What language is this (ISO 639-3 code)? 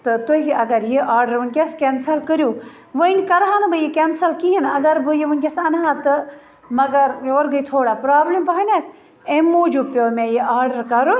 kas